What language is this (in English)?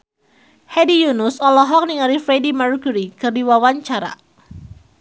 Sundanese